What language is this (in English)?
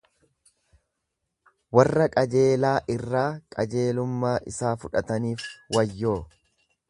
Oromo